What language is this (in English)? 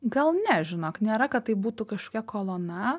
Lithuanian